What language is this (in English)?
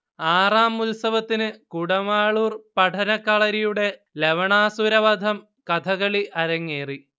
Malayalam